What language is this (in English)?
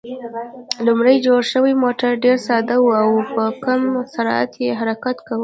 Pashto